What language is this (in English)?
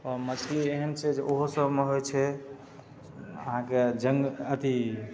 Maithili